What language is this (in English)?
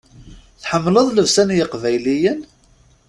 Kabyle